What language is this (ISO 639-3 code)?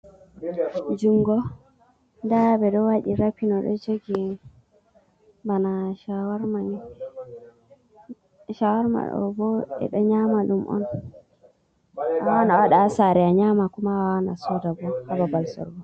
ful